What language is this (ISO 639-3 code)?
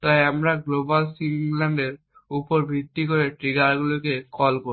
ben